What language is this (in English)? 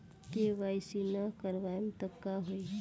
Bhojpuri